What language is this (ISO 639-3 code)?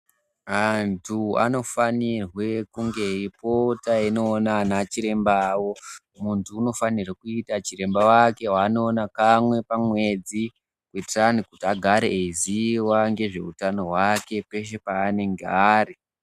ndc